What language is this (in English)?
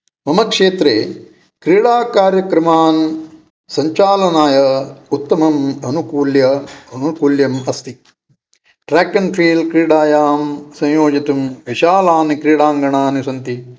Sanskrit